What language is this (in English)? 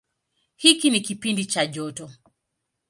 Swahili